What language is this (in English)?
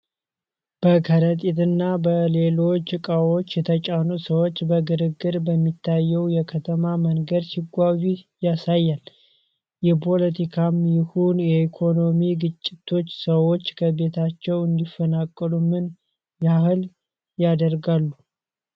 Amharic